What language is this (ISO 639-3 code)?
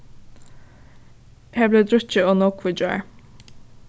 fao